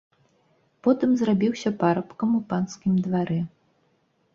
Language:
Belarusian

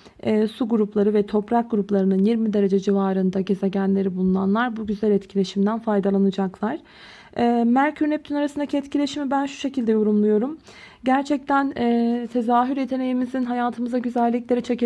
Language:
Turkish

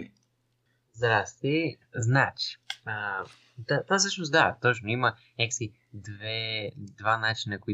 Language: Bulgarian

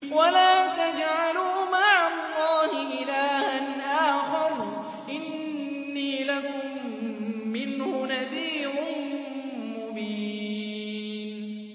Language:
Arabic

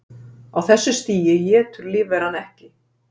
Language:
Icelandic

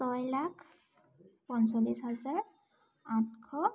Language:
Assamese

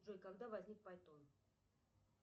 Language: Russian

